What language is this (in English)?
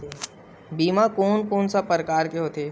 Chhattisgarhi